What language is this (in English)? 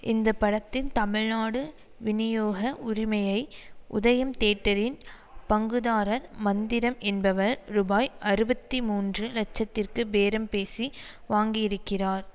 Tamil